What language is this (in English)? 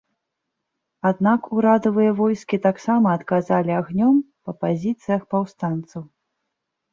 Belarusian